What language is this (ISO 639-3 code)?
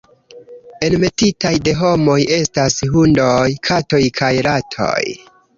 epo